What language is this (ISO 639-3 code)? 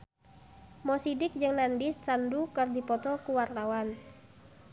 sun